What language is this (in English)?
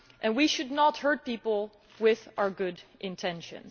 English